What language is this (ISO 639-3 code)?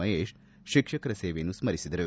kan